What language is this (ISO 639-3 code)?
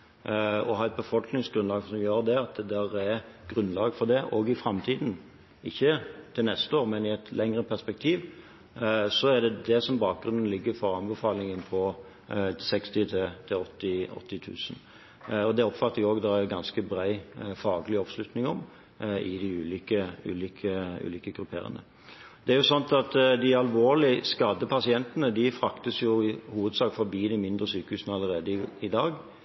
nob